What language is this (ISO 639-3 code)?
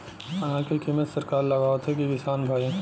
bho